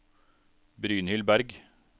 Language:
Norwegian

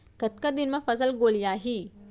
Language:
Chhattisgarhi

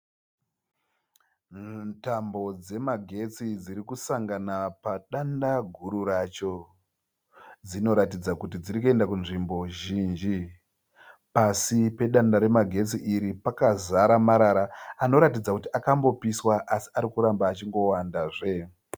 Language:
Shona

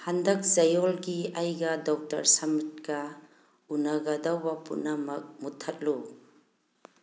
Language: Manipuri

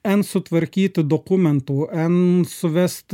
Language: Lithuanian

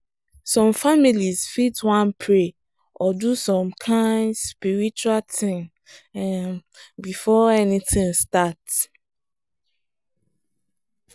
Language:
Nigerian Pidgin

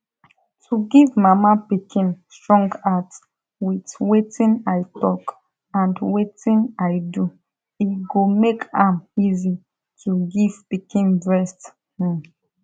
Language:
Nigerian Pidgin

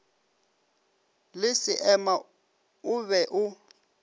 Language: Northern Sotho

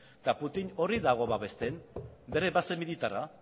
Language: Basque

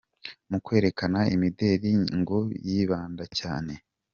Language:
Kinyarwanda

